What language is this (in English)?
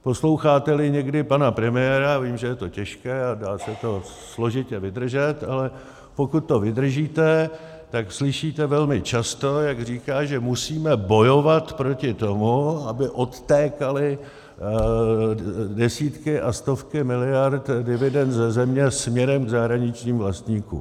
Czech